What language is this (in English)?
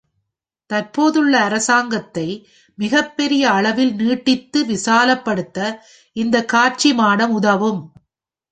Tamil